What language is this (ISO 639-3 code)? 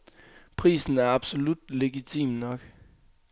dan